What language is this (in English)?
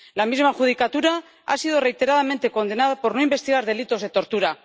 Spanish